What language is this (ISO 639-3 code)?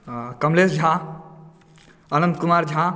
mai